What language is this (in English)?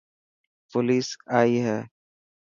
Dhatki